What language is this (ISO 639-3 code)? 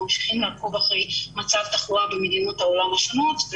heb